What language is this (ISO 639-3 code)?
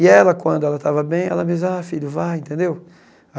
por